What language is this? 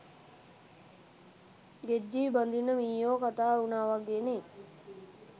Sinhala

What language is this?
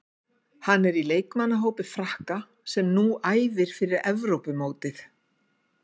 Icelandic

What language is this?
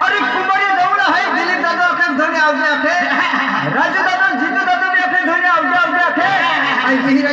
Thai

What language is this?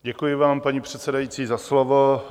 Czech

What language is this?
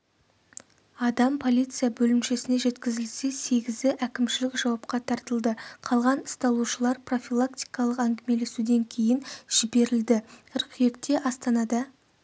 Kazakh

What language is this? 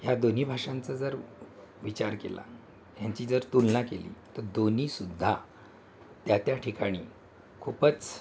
Marathi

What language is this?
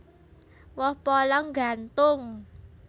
Javanese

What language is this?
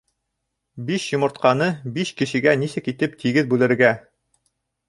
Bashkir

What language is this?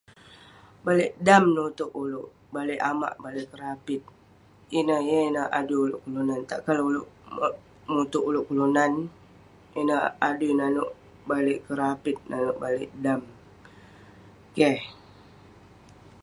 Western Penan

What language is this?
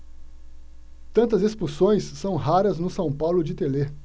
Portuguese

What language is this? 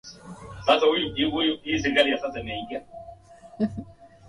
Swahili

